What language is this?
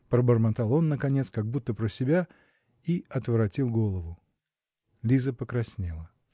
Russian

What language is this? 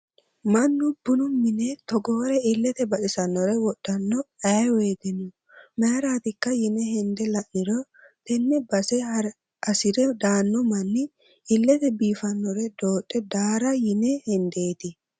Sidamo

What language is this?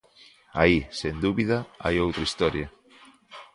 Galician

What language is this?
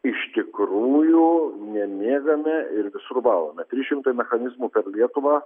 Lithuanian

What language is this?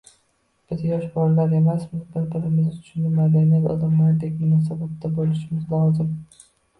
Uzbek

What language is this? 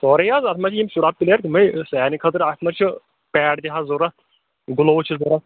Kashmiri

